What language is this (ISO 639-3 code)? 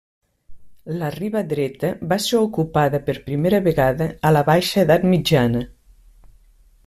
cat